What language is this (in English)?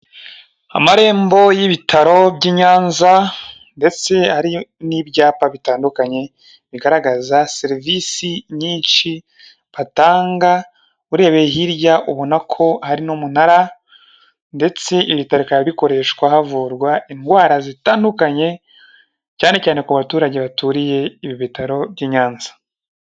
Kinyarwanda